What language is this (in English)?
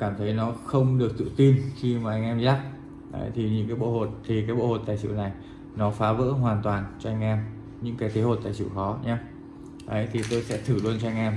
Vietnamese